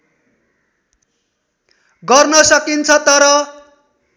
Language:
Nepali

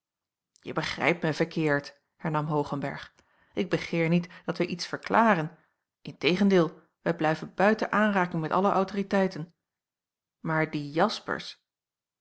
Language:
Dutch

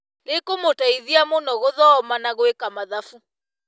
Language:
Kikuyu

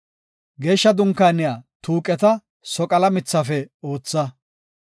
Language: Gofa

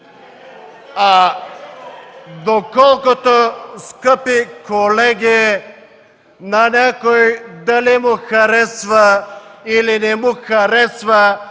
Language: Bulgarian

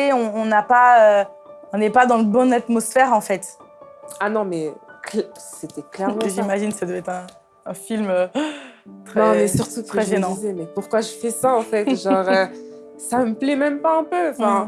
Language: French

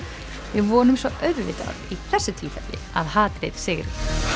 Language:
Icelandic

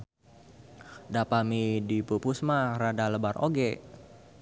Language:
Sundanese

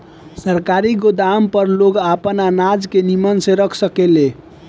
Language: Bhojpuri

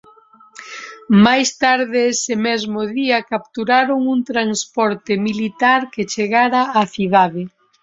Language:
Galician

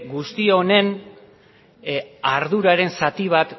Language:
Basque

